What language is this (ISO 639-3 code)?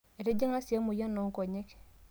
mas